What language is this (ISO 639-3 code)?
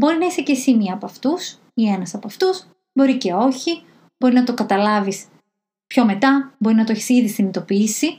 ell